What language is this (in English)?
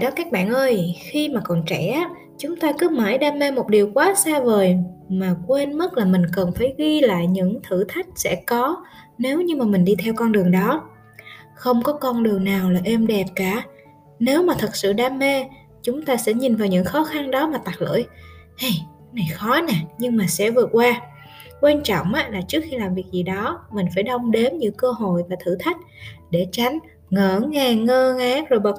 Vietnamese